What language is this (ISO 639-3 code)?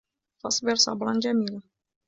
ara